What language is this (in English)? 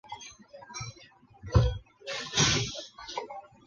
Chinese